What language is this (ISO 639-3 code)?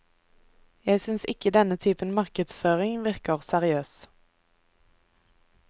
nor